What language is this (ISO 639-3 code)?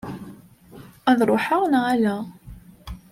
kab